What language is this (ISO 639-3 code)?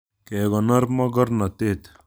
kln